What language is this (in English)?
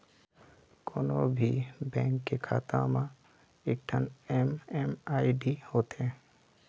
Chhattisgarhi